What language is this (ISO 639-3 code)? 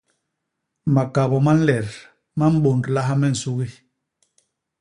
bas